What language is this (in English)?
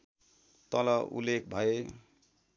Nepali